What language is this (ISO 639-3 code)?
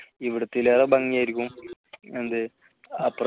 mal